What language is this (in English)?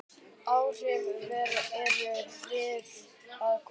Icelandic